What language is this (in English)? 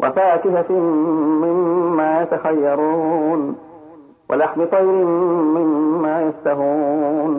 Arabic